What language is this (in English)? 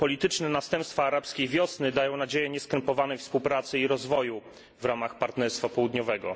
Polish